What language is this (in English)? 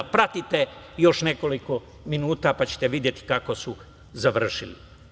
Serbian